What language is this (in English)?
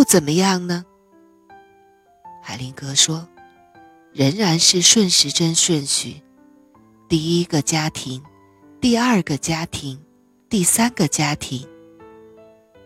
Chinese